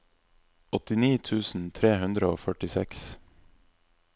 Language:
Norwegian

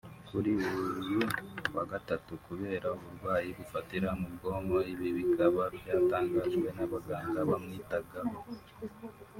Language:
Kinyarwanda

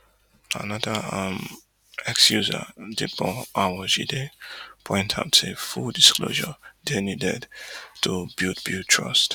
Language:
Nigerian Pidgin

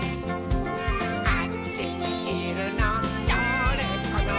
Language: Japanese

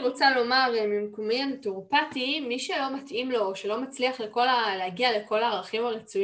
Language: Hebrew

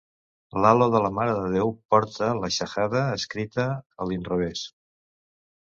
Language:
Catalan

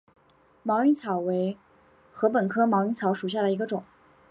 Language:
Chinese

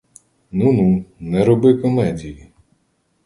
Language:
Ukrainian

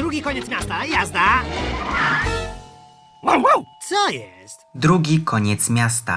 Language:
Polish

